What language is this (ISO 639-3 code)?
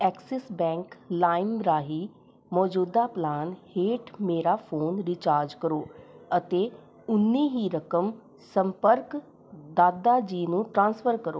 pan